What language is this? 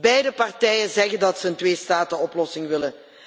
Dutch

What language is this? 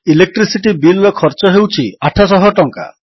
Odia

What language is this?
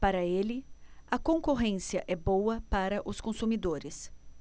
Portuguese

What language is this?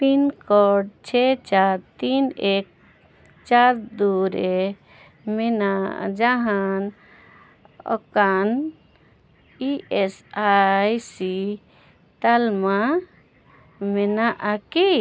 Santali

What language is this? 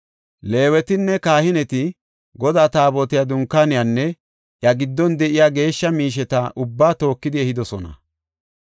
Gofa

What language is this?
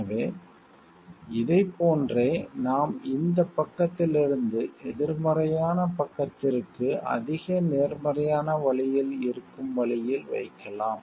Tamil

